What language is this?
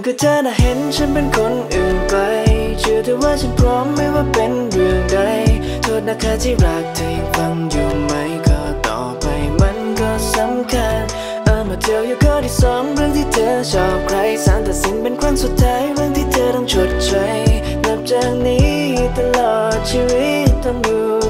Thai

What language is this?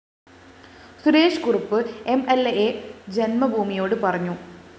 Malayalam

